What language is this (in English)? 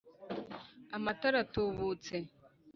Kinyarwanda